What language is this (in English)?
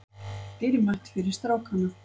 Icelandic